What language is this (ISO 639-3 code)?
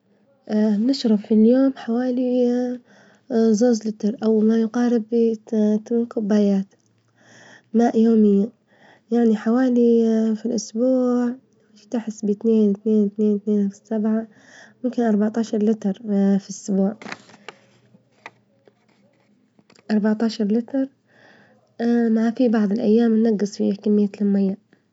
ayl